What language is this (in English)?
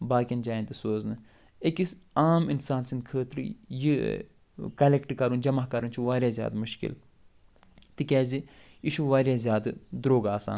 Kashmiri